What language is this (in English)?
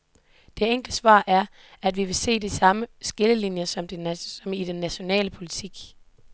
Danish